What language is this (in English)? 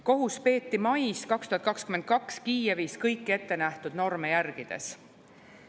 Estonian